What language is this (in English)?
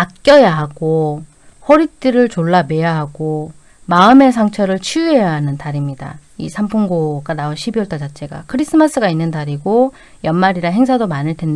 Korean